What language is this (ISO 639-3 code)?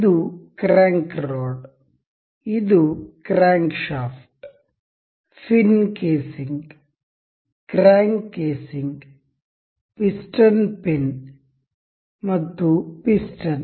kan